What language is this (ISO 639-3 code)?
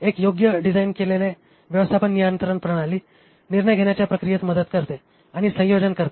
mar